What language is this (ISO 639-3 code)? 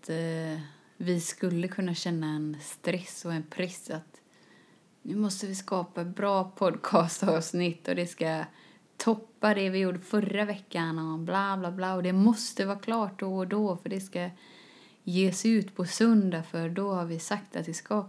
swe